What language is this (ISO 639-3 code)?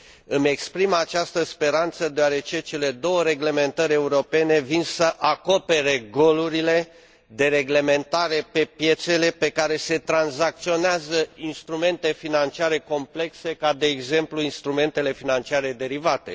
ron